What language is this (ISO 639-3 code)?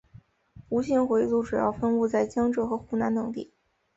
zho